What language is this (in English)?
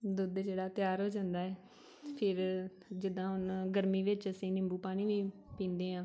Punjabi